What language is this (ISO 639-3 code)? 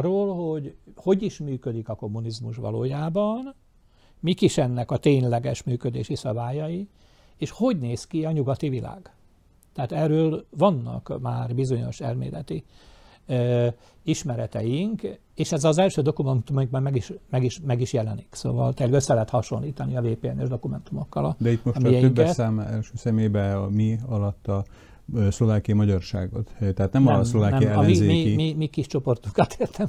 hun